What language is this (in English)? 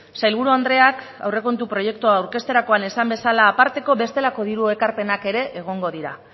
Basque